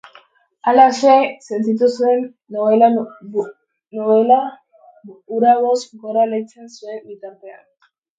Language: Basque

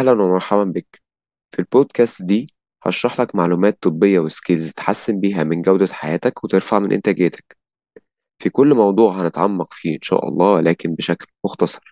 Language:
Arabic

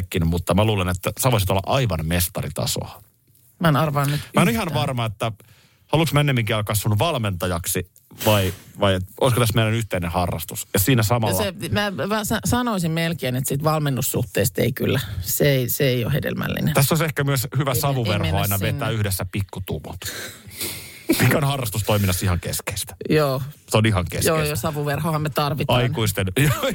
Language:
Finnish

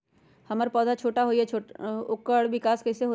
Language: Magahi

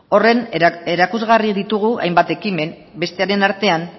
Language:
Basque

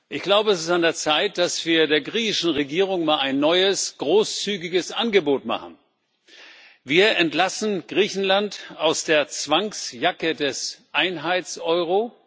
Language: German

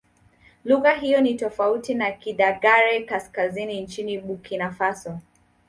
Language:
Swahili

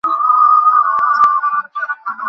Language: Bangla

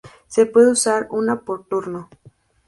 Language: Spanish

